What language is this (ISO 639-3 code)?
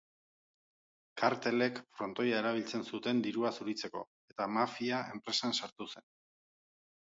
eus